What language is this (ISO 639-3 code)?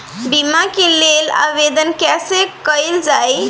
bho